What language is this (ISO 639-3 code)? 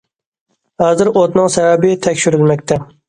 uig